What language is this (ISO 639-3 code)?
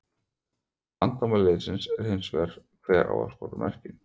isl